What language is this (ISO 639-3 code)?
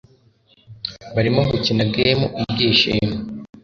kin